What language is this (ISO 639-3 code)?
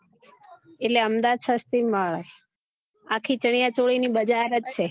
guj